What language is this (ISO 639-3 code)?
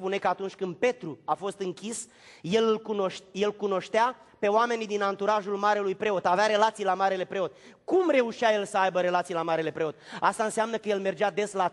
ron